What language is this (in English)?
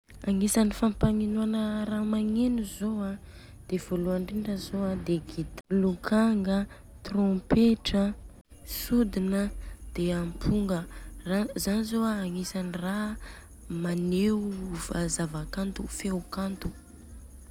Southern Betsimisaraka Malagasy